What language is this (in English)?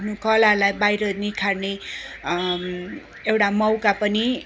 Nepali